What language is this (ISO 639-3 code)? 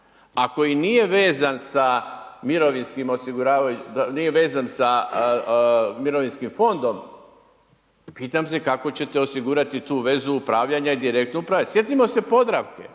hrv